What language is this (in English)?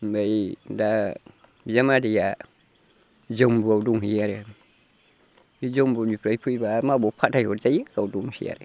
Bodo